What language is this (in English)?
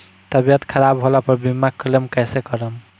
Bhojpuri